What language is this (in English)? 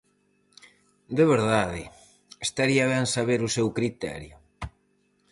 Galician